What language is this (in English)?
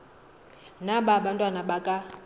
Xhosa